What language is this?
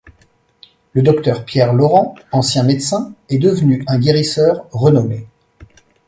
French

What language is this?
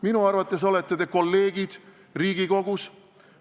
Estonian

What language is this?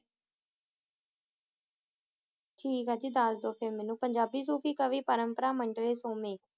Punjabi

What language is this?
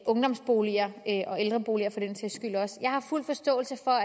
Danish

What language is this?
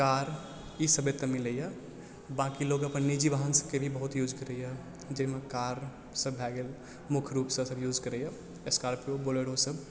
Maithili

